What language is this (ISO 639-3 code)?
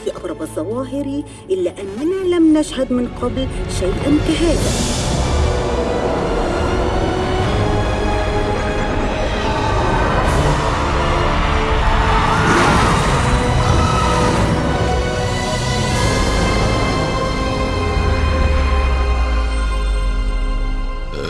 ara